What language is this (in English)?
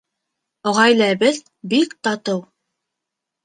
Bashkir